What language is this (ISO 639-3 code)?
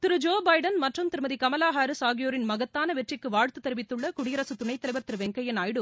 tam